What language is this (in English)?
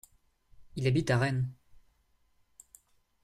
French